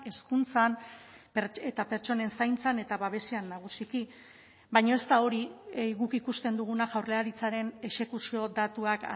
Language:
Basque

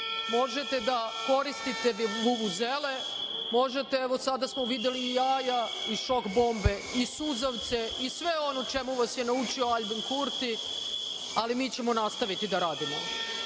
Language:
Serbian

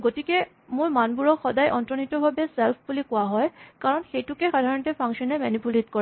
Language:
Assamese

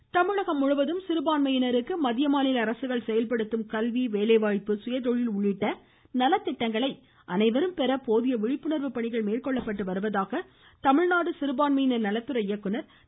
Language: Tamil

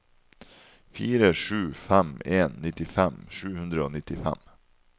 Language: Norwegian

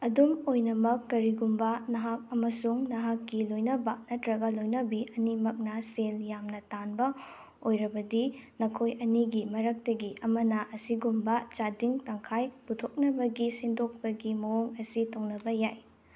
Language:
Manipuri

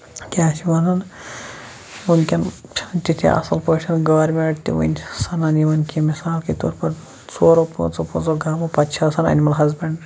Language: Kashmiri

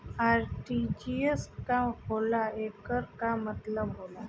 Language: Bhojpuri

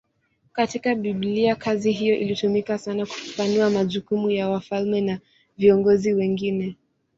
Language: Swahili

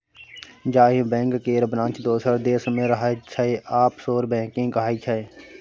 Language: Maithili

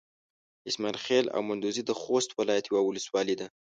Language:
Pashto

